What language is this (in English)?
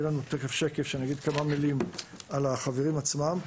Hebrew